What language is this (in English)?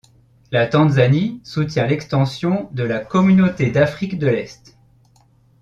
French